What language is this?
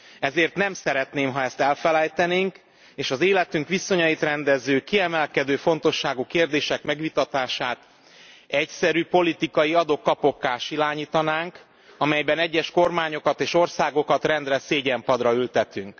Hungarian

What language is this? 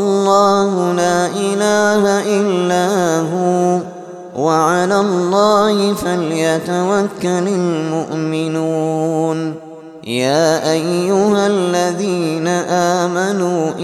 Arabic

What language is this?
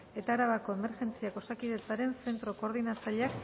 Basque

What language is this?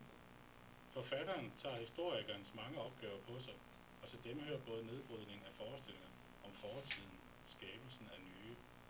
Danish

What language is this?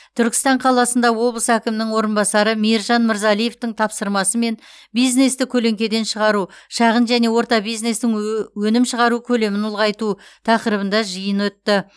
Kazakh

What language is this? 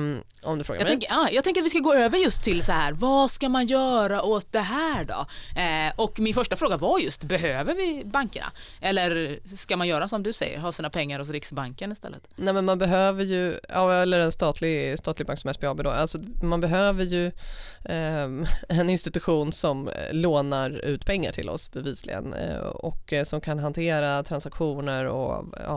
Swedish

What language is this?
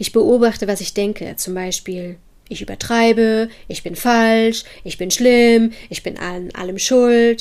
German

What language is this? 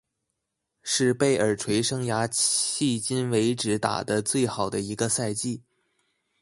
Chinese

